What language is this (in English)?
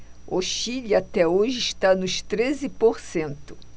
Portuguese